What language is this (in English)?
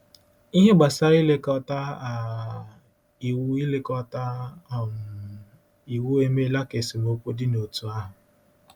Igbo